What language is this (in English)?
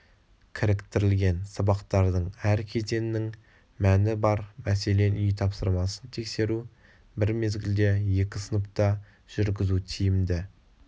Kazakh